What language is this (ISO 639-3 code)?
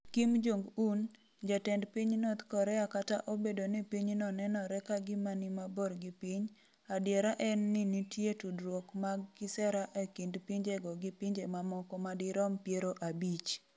luo